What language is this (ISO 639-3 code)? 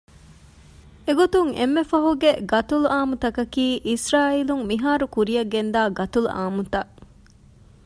div